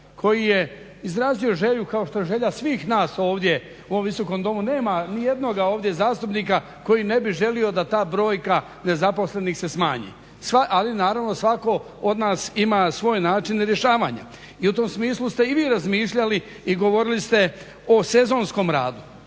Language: Croatian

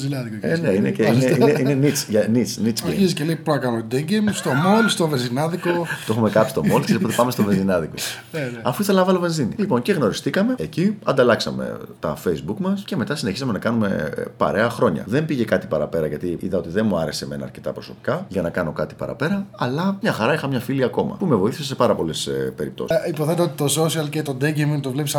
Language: Greek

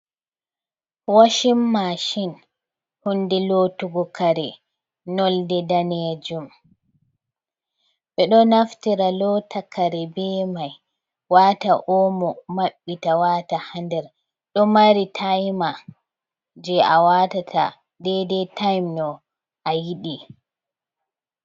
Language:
Fula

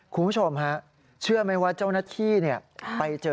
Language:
Thai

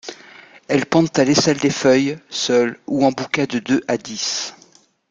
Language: French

